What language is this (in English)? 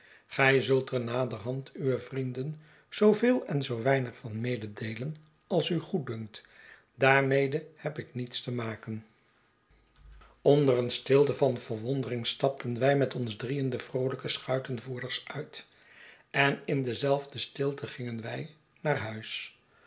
Dutch